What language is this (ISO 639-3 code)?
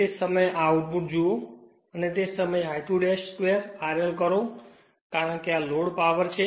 guj